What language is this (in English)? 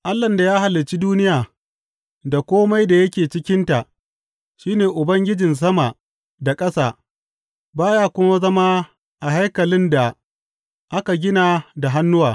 Hausa